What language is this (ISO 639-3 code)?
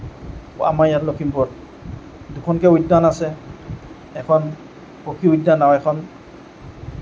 asm